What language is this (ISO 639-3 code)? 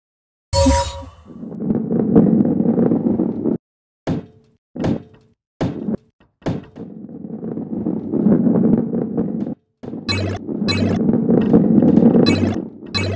eng